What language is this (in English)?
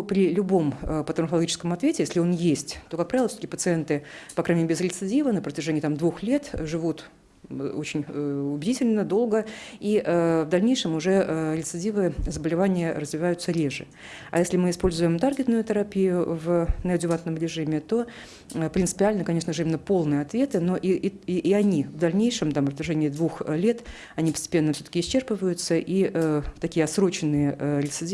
Russian